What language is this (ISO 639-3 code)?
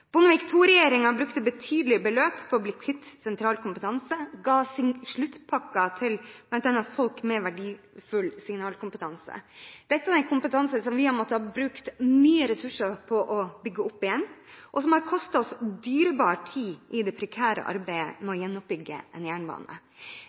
nob